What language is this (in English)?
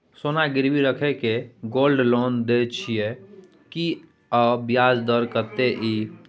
Maithili